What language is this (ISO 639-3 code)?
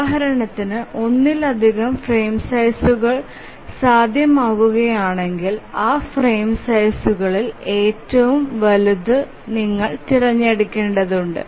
mal